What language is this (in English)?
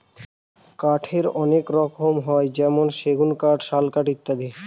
Bangla